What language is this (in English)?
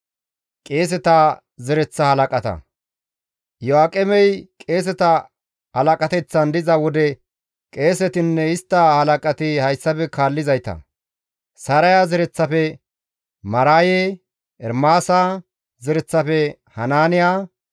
Gamo